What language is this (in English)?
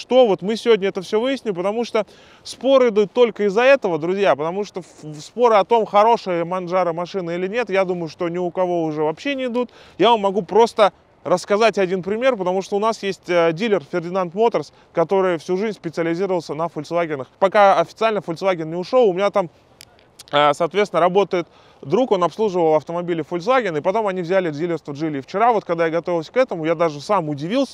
Russian